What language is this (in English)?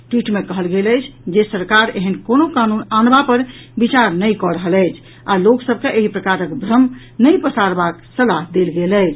Maithili